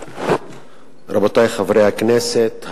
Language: Hebrew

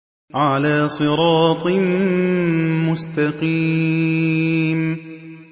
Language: Arabic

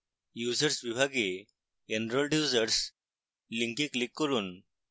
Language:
Bangla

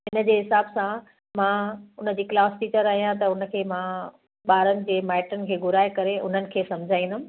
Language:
Sindhi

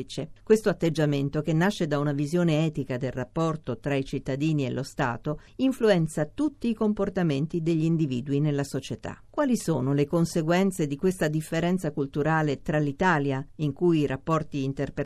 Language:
Italian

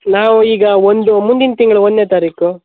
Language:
Kannada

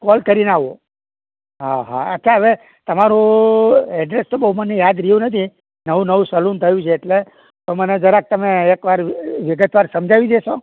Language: Gujarati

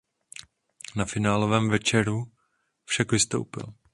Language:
Czech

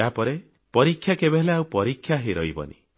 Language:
Odia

